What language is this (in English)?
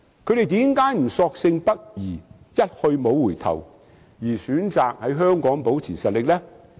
Cantonese